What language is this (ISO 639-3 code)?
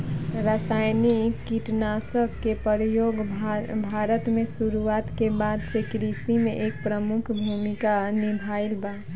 bho